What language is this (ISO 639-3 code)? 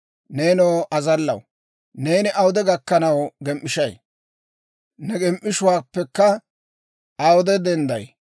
dwr